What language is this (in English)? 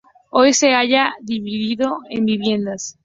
Spanish